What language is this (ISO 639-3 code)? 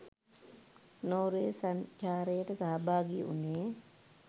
sin